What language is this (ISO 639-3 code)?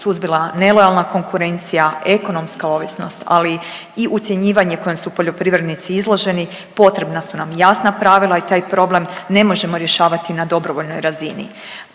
hrv